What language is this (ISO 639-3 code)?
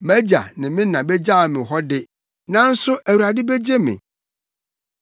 aka